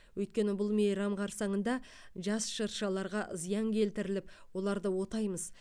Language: Kazakh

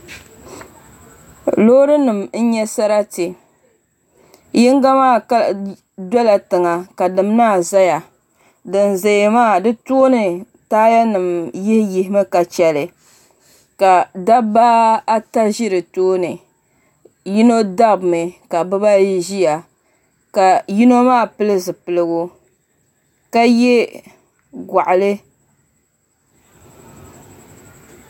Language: Dagbani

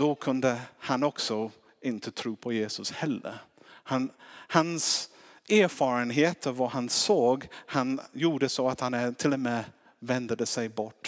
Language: Swedish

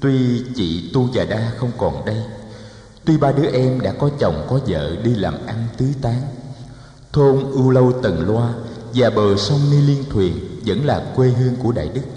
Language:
Vietnamese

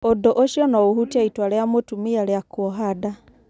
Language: Kikuyu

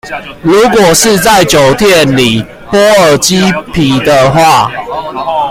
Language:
Chinese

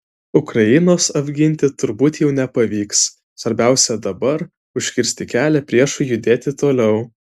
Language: Lithuanian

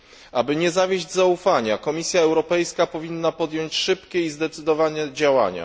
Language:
Polish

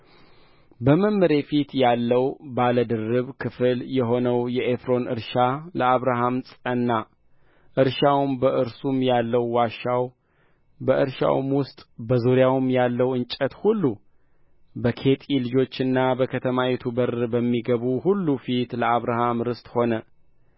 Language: Amharic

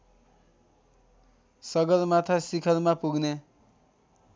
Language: Nepali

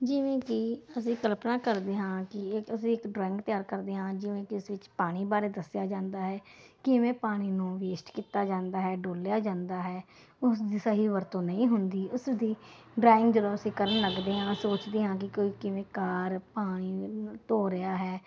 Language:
Punjabi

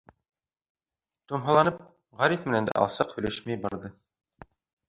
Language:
Bashkir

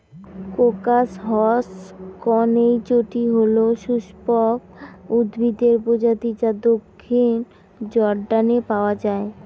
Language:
Bangla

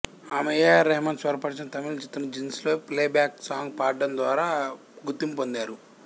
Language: Telugu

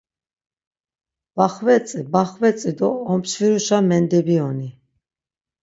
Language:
Laz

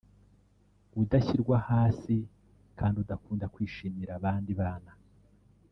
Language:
Kinyarwanda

